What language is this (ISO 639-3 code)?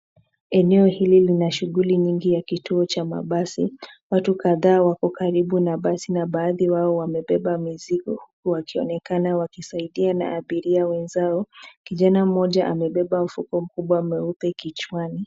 swa